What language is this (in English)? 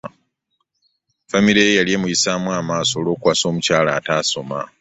Ganda